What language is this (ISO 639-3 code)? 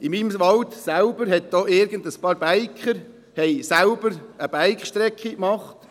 gsw